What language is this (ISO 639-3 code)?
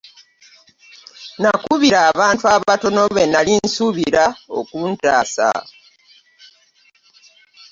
lug